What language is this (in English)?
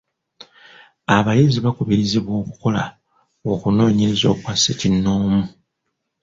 Ganda